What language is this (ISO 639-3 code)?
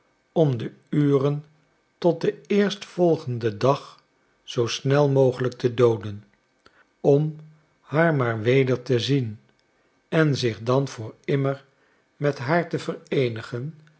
nld